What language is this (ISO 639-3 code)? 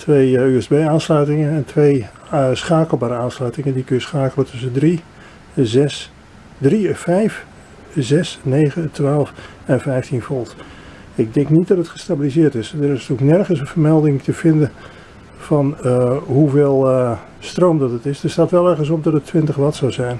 nld